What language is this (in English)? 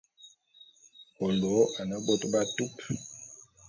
Bulu